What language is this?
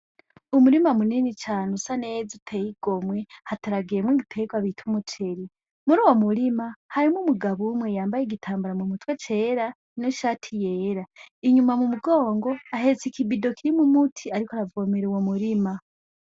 Rundi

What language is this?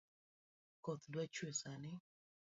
Luo (Kenya and Tanzania)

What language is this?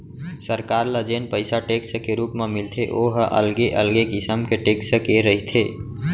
Chhattisgarhi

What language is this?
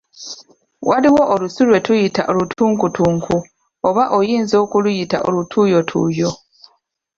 Ganda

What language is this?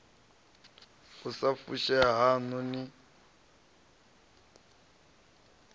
Venda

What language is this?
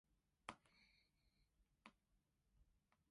Cantonese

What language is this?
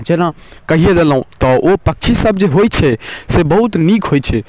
Maithili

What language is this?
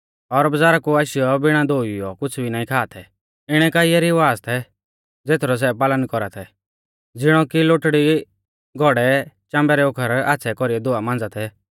Mahasu Pahari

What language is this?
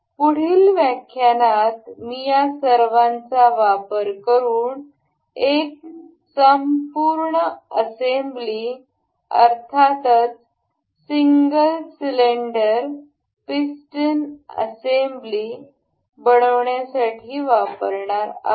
Marathi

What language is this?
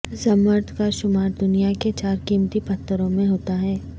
Urdu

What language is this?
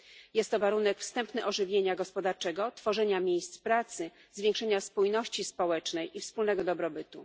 Polish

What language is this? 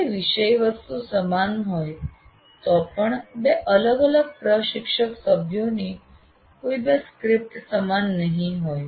Gujarati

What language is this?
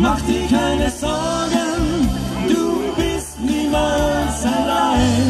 Romanian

